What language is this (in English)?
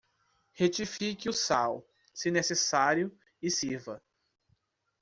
Portuguese